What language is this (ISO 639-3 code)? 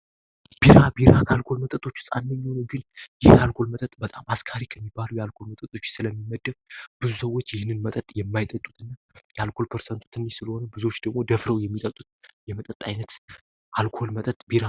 amh